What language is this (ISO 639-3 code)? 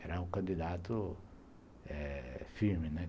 por